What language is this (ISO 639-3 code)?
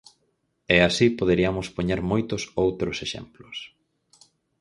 glg